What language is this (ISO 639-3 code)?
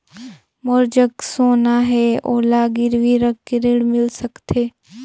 hne